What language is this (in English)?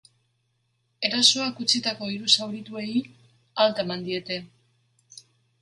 Basque